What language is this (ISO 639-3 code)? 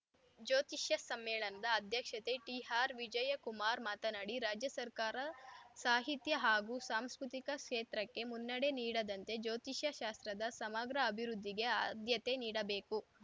kan